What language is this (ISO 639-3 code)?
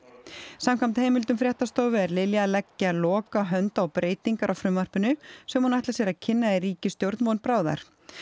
isl